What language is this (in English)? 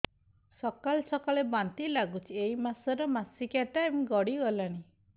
Odia